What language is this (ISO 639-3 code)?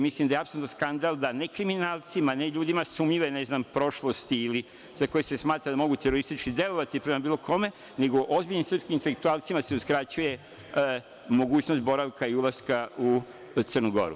srp